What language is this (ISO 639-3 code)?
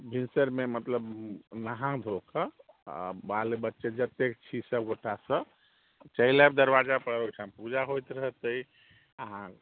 mai